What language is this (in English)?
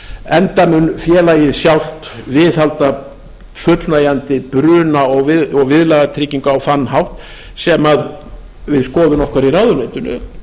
Icelandic